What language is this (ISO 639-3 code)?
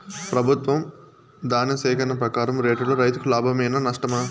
tel